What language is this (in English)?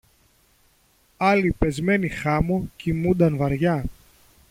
Greek